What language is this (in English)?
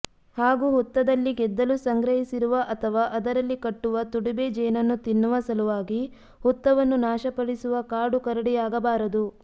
Kannada